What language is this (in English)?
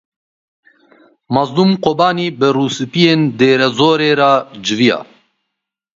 Kurdish